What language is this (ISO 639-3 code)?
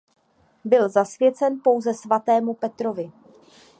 ces